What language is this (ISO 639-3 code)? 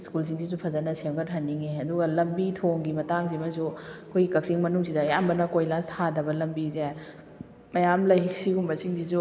mni